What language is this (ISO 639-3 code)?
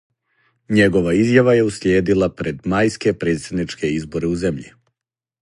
srp